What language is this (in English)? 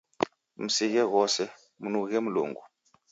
Taita